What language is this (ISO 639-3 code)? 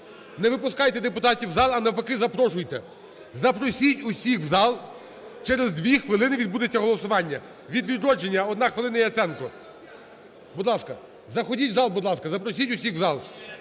ukr